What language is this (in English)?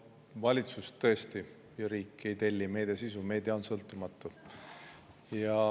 Estonian